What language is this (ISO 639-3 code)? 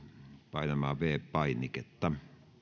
fin